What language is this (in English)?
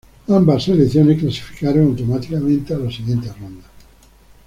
Spanish